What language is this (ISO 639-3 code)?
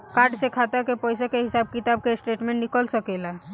bho